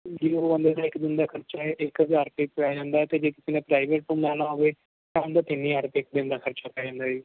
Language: Punjabi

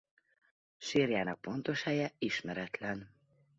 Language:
Hungarian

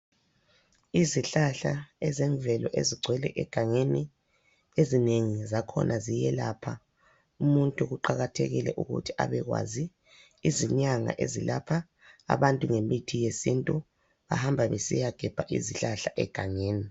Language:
North Ndebele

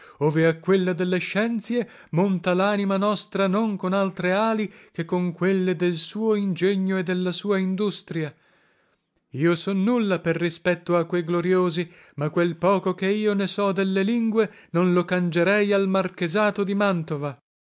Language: Italian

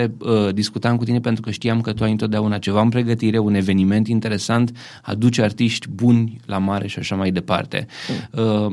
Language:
Romanian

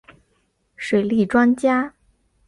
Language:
Chinese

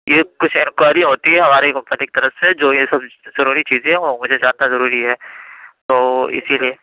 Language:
Urdu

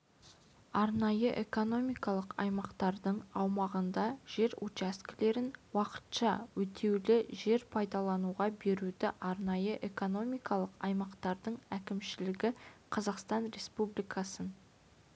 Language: Kazakh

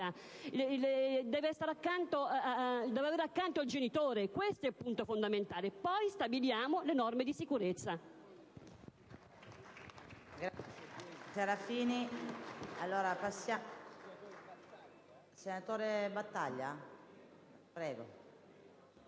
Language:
Italian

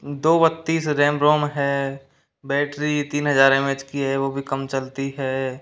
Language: Hindi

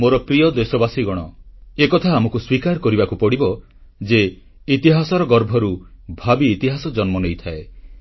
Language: Odia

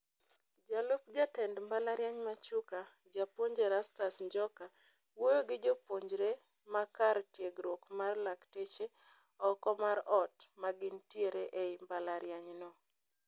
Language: Luo (Kenya and Tanzania)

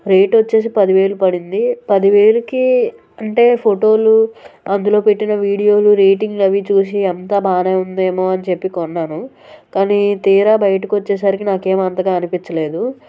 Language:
Telugu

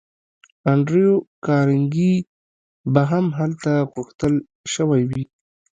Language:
Pashto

